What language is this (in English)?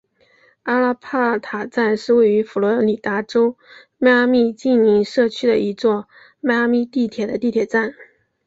Chinese